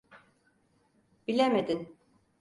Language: Turkish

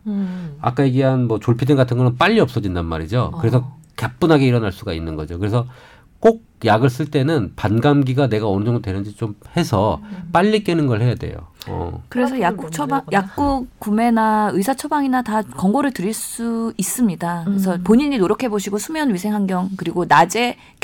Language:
Korean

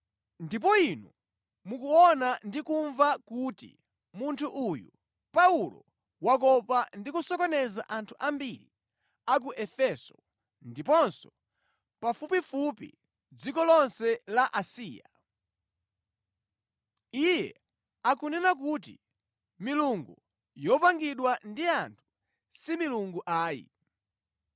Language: Nyanja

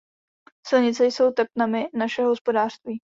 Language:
Czech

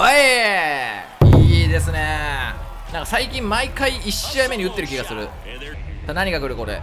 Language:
Japanese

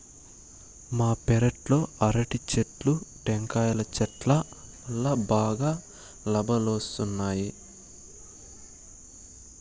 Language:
Telugu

